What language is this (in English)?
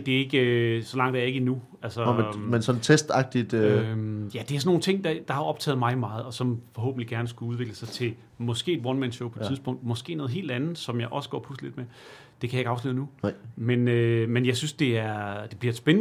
Danish